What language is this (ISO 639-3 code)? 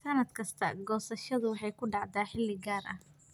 som